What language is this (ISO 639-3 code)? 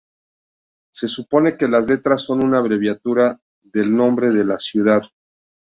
spa